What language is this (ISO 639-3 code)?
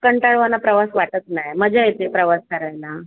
mar